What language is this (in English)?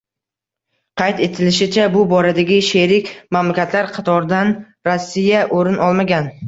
Uzbek